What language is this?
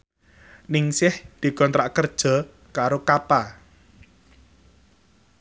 Javanese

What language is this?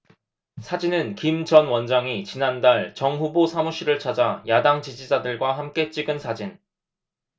Korean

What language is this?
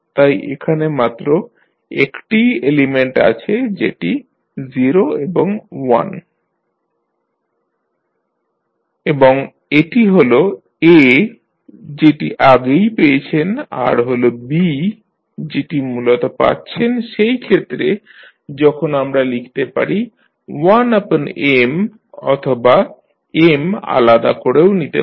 Bangla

